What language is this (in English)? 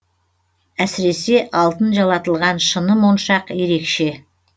Kazakh